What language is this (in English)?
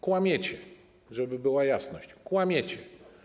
Polish